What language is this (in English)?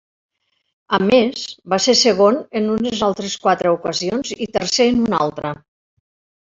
Catalan